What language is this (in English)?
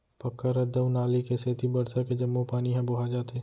Chhattisgarhi